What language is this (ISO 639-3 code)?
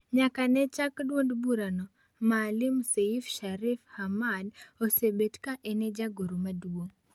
luo